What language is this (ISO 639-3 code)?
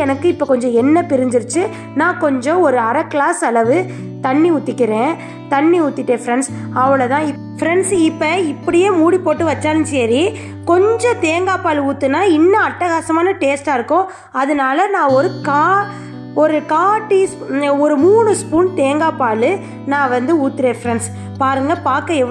ron